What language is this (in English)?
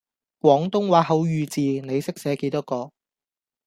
Cantonese